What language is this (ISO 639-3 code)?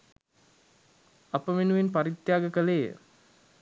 sin